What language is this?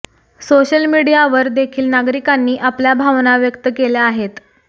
Marathi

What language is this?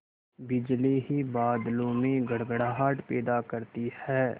Hindi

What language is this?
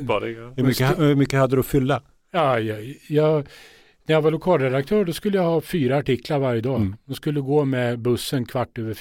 Swedish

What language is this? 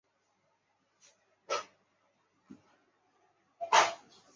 Chinese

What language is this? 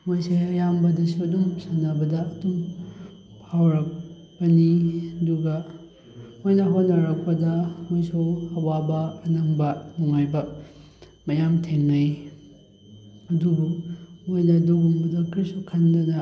Manipuri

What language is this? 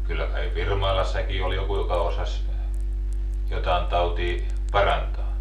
Finnish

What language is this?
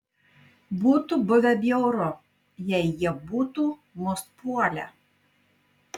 Lithuanian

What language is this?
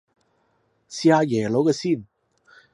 Cantonese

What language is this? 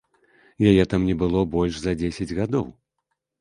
Belarusian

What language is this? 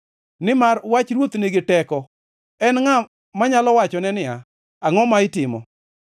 Luo (Kenya and Tanzania)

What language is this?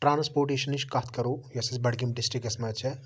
Kashmiri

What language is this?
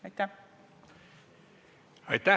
Estonian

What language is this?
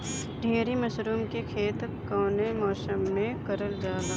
Bhojpuri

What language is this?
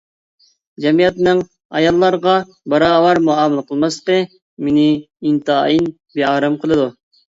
Uyghur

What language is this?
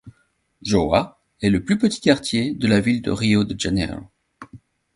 French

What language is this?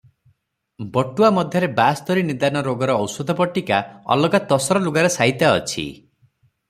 Odia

